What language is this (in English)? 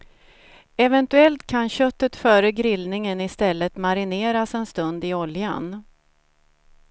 Swedish